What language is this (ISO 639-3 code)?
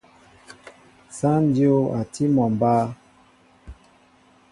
mbo